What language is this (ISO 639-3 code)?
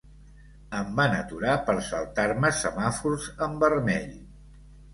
cat